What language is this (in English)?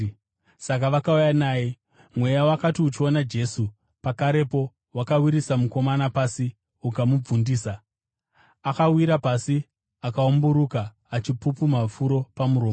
Shona